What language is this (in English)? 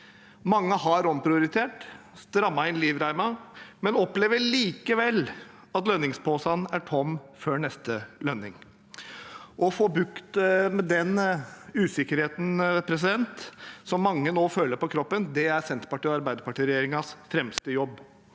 Norwegian